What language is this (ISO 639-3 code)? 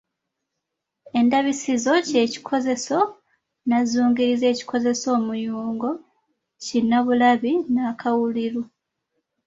lug